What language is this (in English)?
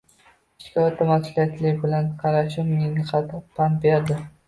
Uzbek